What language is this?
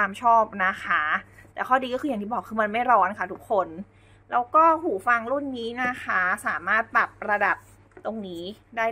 Thai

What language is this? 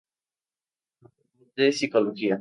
Spanish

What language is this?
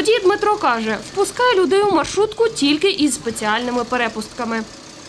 Ukrainian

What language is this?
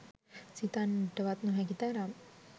Sinhala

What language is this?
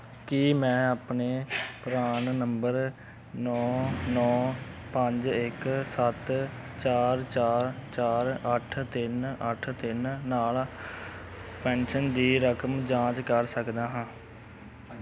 Punjabi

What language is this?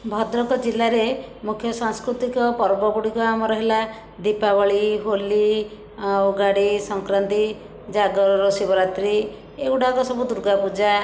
Odia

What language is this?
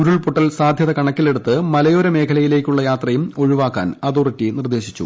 Malayalam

